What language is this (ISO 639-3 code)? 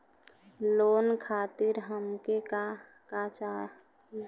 bho